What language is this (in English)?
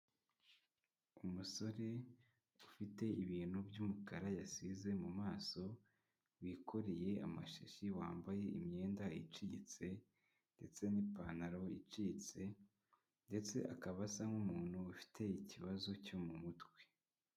Kinyarwanda